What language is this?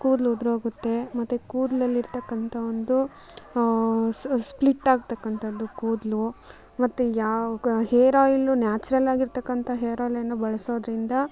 Kannada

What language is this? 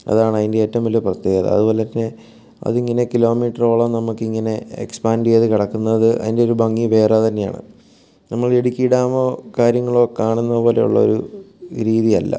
Malayalam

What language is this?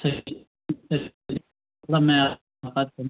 Urdu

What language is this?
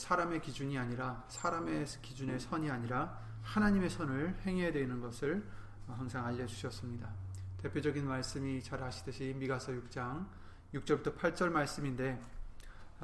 Korean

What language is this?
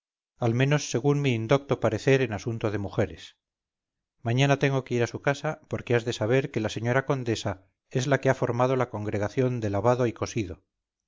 Spanish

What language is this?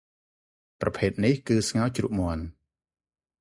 Khmer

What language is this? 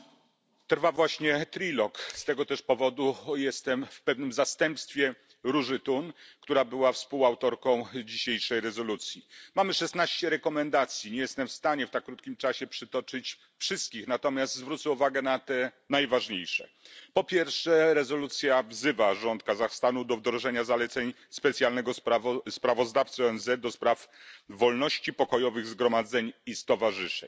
Polish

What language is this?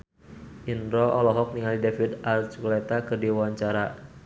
Sundanese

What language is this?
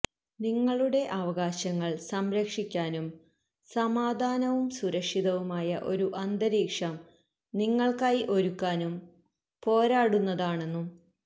Malayalam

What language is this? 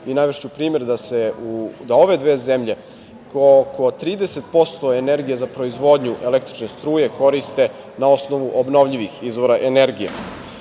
Serbian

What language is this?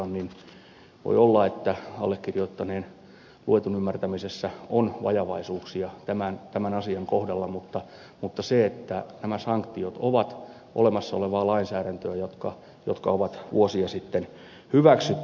Finnish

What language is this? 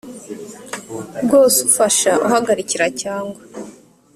Kinyarwanda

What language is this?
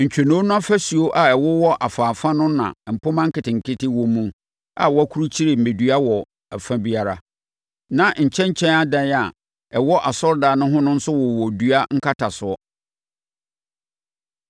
Akan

